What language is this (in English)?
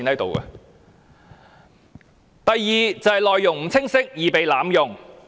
Cantonese